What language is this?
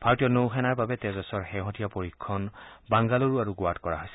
Assamese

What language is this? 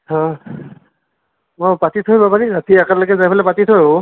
Assamese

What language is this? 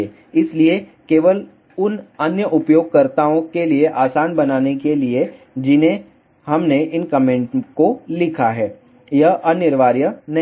Hindi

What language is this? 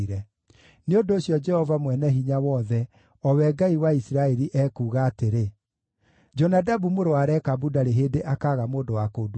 Kikuyu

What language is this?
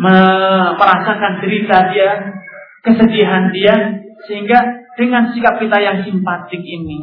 Malay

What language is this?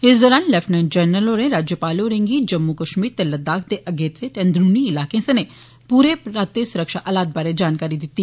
Dogri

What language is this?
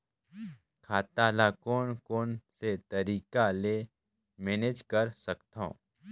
Chhattisgarhi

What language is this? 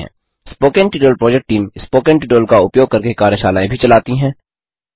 Hindi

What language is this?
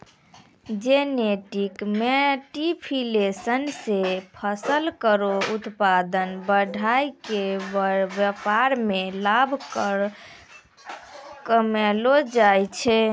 Maithili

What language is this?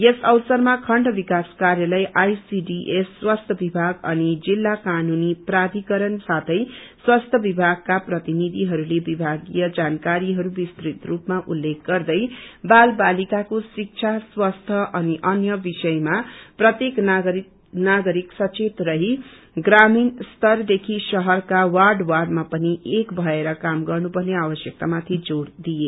Nepali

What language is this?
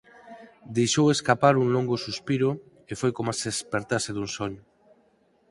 Galician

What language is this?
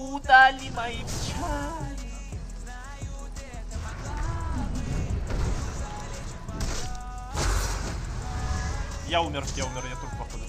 Russian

